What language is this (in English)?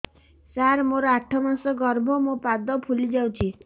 Odia